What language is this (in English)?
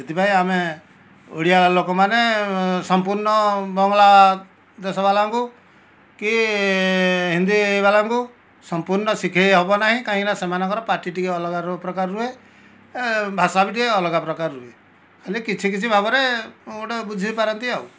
Odia